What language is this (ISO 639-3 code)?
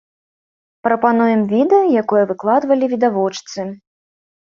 bel